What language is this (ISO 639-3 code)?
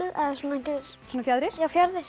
isl